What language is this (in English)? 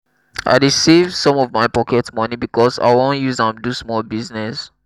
Nigerian Pidgin